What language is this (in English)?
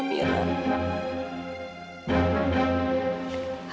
Indonesian